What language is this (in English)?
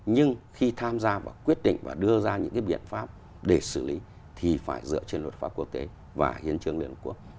Vietnamese